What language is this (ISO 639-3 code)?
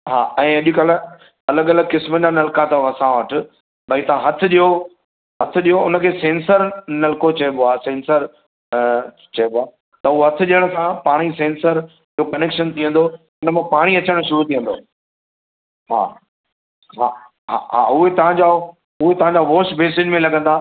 snd